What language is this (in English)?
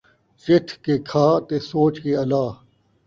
Saraiki